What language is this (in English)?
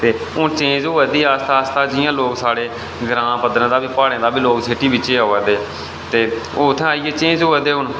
Dogri